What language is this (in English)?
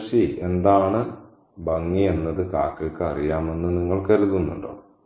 Malayalam